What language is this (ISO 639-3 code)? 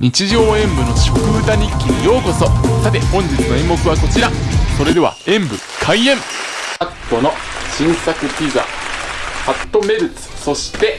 jpn